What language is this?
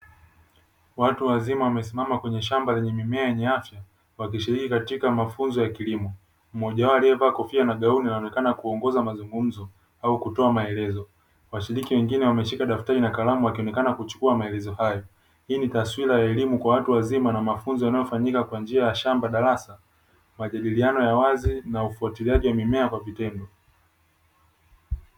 Swahili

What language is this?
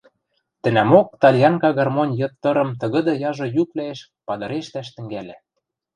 Western Mari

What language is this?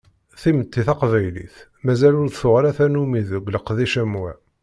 Kabyle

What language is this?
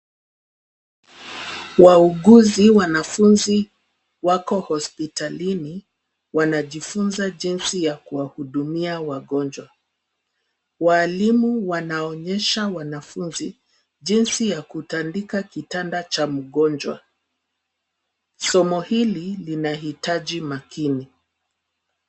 Swahili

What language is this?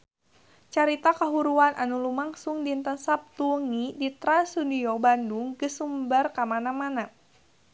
Sundanese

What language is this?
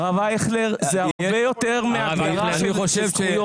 Hebrew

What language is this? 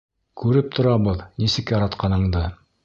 Bashkir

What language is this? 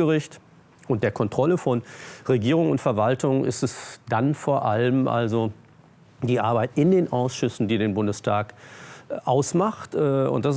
German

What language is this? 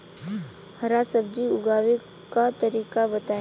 Bhojpuri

